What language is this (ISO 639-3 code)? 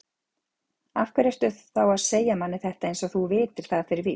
isl